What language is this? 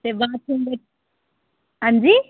Dogri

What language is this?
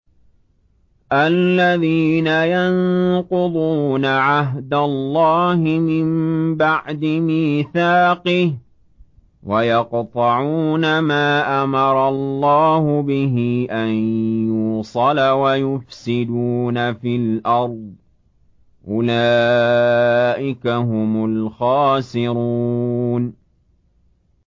Arabic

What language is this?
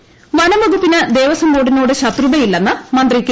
Malayalam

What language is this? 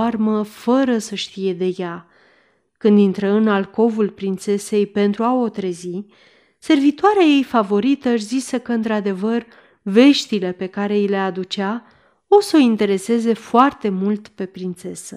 Romanian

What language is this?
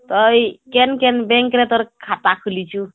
Odia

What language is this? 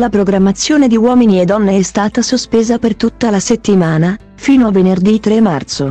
Italian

